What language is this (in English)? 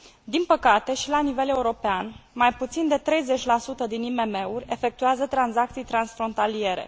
Romanian